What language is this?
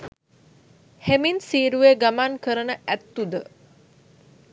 Sinhala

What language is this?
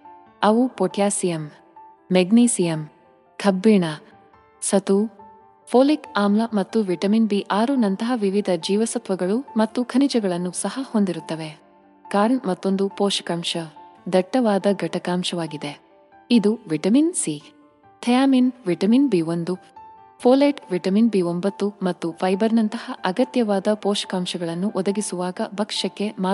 Kannada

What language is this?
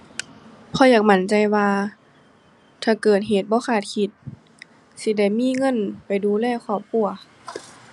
Thai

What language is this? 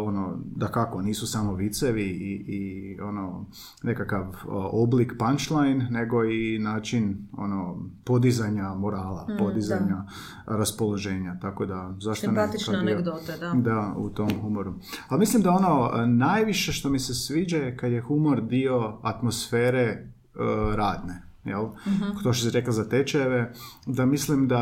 Croatian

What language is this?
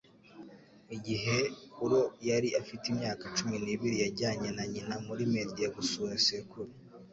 Kinyarwanda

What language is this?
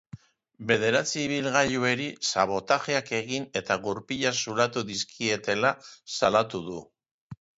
Basque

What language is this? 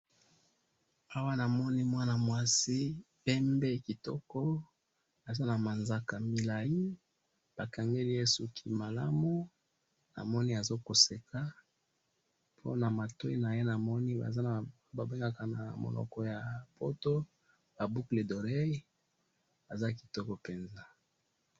Lingala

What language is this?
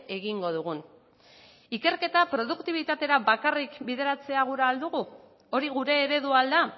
Basque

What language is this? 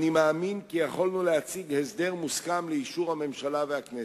Hebrew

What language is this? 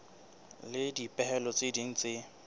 Southern Sotho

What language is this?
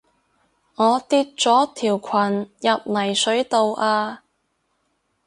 Cantonese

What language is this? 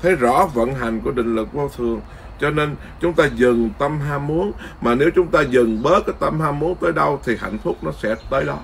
Vietnamese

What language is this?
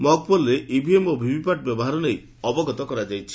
Odia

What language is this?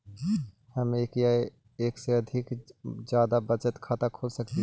Magahi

